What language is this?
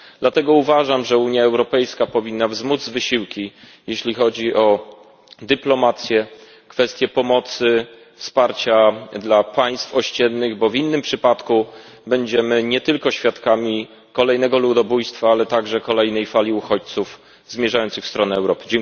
Polish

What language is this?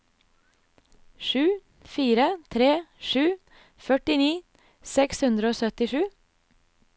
Norwegian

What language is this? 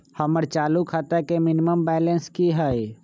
Magahi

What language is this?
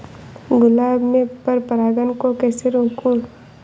Hindi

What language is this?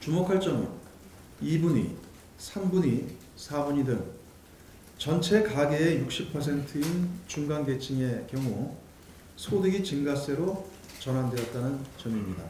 Korean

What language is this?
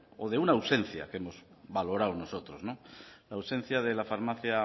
Spanish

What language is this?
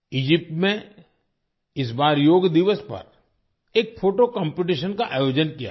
Hindi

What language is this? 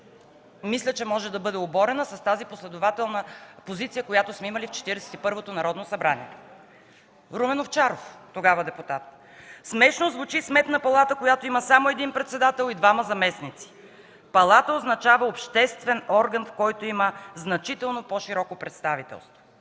Bulgarian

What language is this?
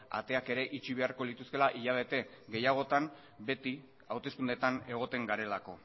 Basque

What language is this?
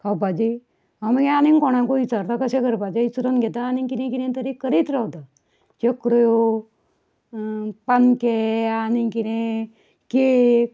Konkani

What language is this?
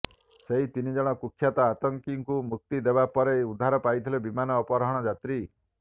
Odia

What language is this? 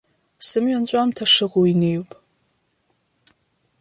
Abkhazian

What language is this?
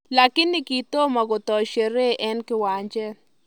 Kalenjin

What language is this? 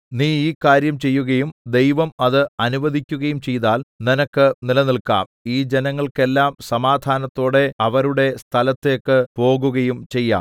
Malayalam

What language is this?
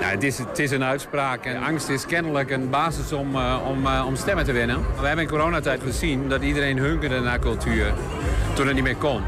Dutch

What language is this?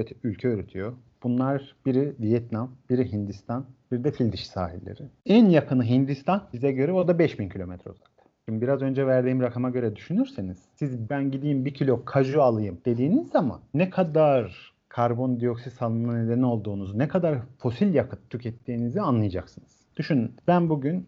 Turkish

